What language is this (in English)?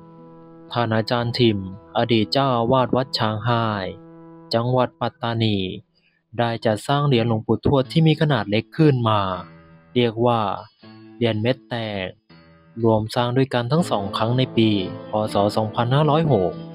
Thai